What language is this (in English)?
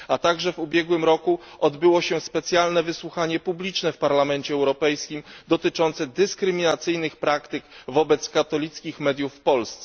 Polish